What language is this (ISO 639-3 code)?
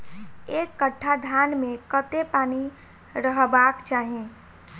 mai